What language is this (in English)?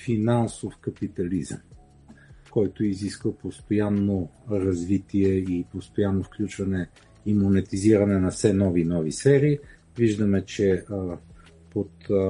Bulgarian